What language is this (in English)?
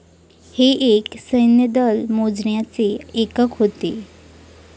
Marathi